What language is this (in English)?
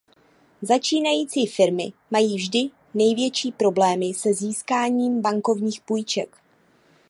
Czech